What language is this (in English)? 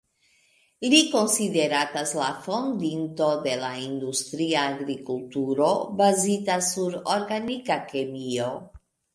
Esperanto